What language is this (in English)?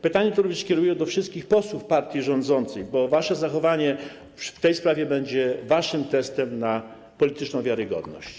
Polish